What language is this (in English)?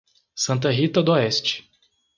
Portuguese